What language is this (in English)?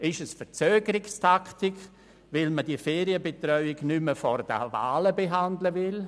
Swiss German